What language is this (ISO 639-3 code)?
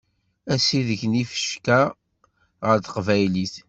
kab